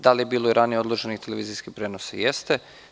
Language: Serbian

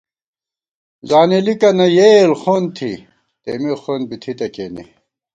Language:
Gawar-Bati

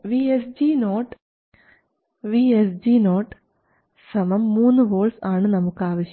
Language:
Malayalam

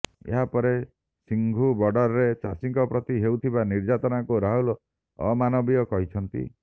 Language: Odia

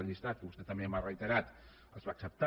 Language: Catalan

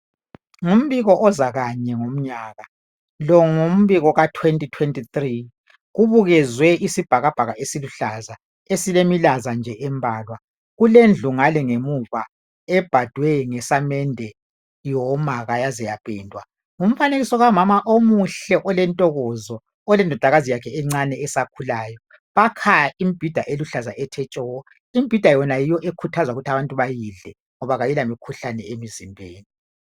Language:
North Ndebele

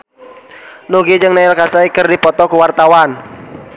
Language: Sundanese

